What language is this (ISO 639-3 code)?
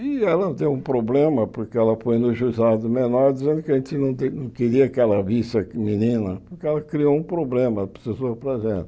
por